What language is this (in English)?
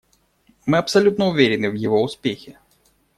Russian